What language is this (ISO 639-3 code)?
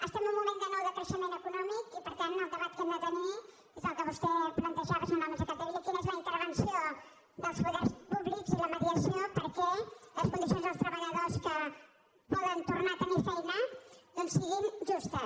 cat